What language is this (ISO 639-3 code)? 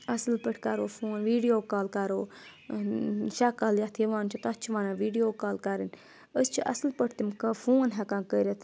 kas